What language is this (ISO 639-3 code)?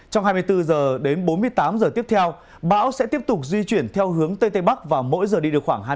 vie